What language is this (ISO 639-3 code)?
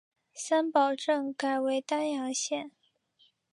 zho